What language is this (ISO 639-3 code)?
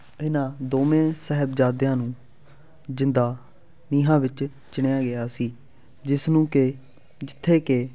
pan